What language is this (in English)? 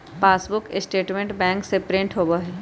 Magahi